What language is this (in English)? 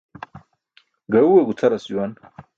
Burushaski